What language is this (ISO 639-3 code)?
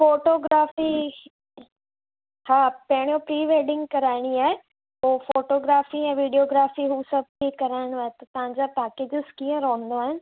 snd